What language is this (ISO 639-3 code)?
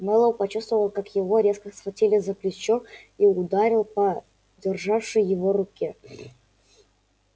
rus